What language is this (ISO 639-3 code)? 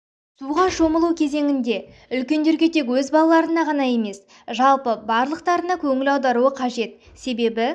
kaz